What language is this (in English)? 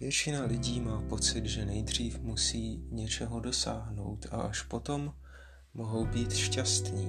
Czech